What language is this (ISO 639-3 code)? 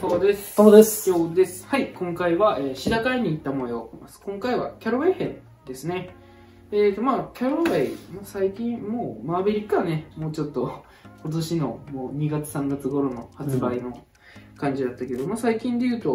jpn